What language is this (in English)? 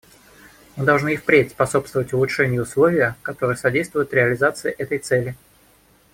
Russian